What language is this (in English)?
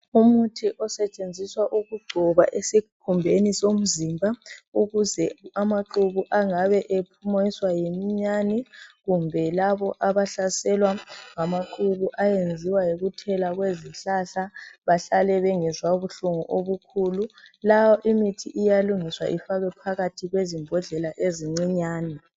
North Ndebele